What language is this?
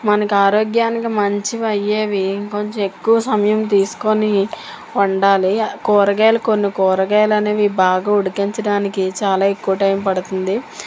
Telugu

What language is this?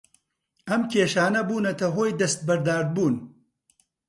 Central Kurdish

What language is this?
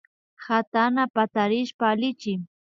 Imbabura Highland Quichua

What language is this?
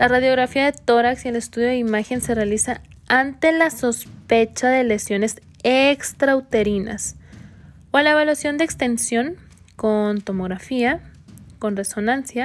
Spanish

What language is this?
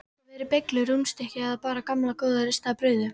Icelandic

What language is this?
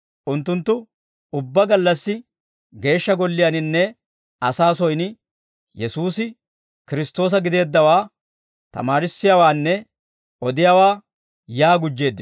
Dawro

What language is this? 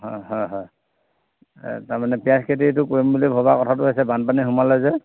Assamese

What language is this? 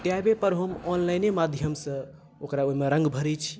Maithili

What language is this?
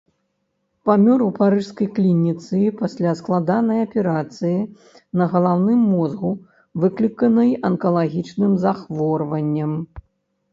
Belarusian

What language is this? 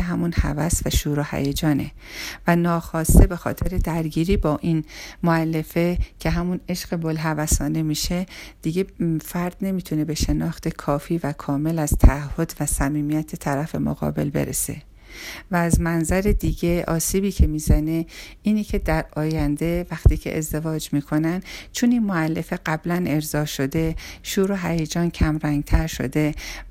Persian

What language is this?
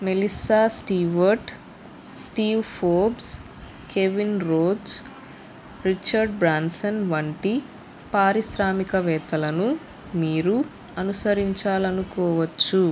Telugu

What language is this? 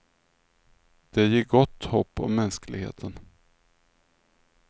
Swedish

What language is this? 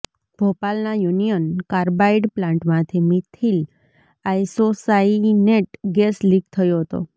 Gujarati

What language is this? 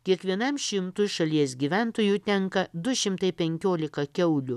Lithuanian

